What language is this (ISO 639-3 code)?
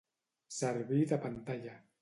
cat